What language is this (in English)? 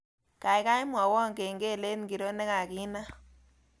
Kalenjin